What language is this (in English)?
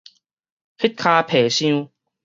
Min Nan Chinese